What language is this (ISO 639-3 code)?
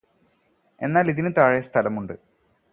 mal